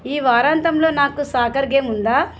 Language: Telugu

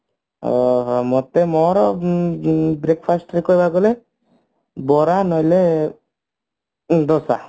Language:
Odia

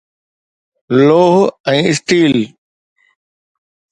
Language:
Sindhi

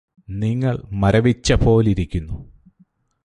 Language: Malayalam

